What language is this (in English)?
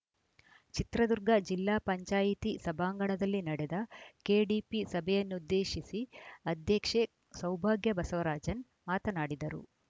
Kannada